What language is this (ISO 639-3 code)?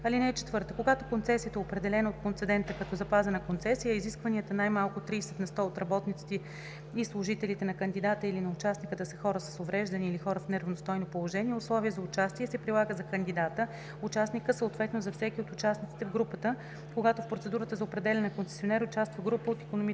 bul